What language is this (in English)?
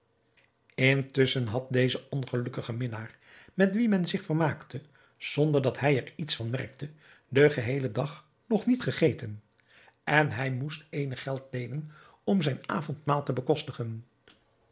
Dutch